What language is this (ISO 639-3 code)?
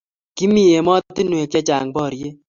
kln